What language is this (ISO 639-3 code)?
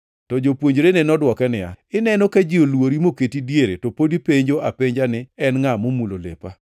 luo